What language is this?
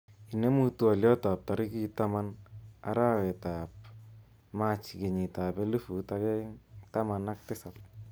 Kalenjin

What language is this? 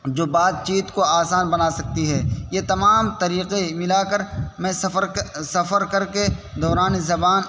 Urdu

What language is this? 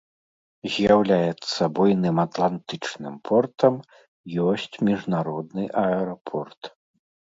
Belarusian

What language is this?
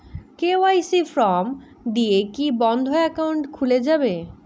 Bangla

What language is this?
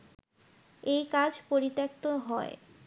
Bangla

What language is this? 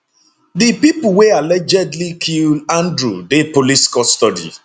Nigerian Pidgin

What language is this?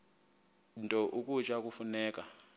Xhosa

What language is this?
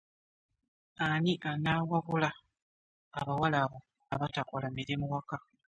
Ganda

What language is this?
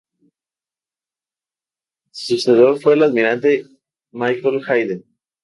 Spanish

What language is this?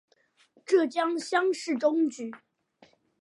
Chinese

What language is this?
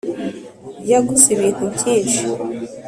Kinyarwanda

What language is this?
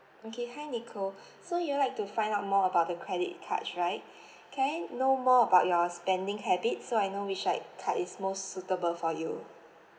English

